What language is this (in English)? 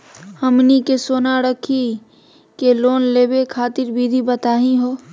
Magahi